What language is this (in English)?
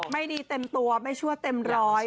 Thai